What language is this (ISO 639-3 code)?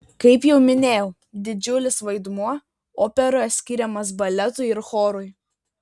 lit